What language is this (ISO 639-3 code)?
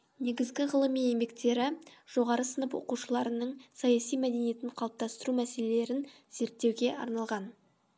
kaz